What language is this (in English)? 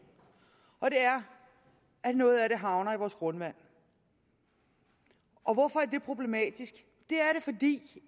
Danish